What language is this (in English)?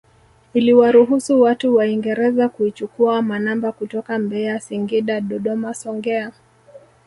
Swahili